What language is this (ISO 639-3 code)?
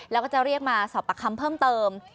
tha